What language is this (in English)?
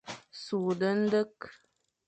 Fang